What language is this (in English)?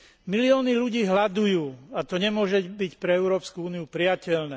Slovak